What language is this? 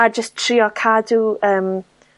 Welsh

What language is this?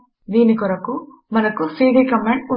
Telugu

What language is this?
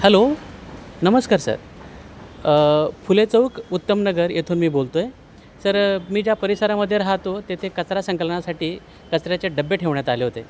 Marathi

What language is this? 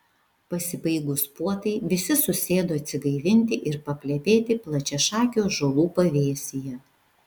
Lithuanian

